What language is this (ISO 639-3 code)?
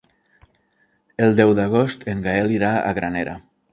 cat